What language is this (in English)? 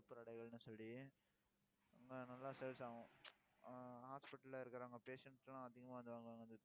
Tamil